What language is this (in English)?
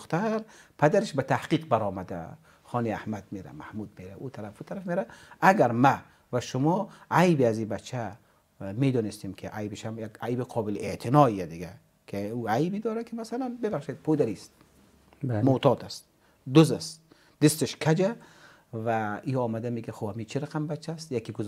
Persian